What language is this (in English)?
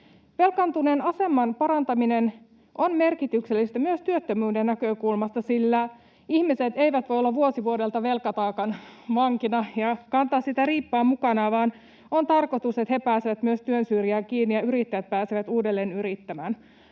Finnish